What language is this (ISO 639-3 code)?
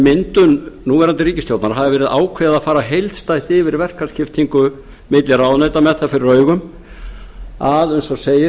isl